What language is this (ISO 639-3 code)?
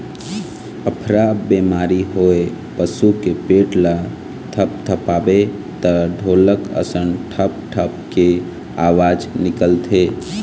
hne